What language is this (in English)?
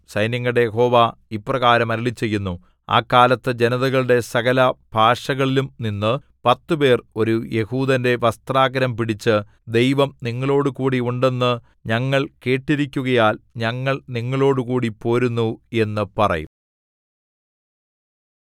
Malayalam